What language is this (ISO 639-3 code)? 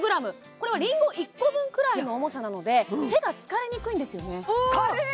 jpn